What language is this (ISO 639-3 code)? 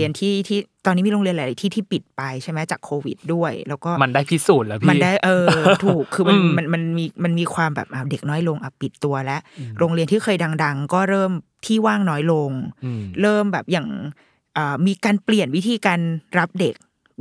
tha